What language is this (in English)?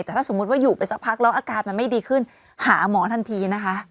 Thai